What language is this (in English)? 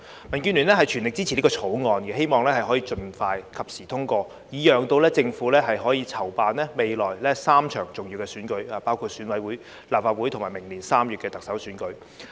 Cantonese